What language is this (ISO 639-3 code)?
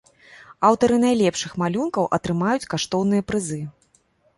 bel